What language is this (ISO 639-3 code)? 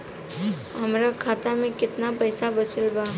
bho